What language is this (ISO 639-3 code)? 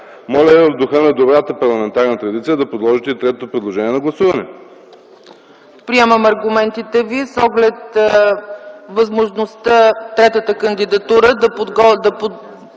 bul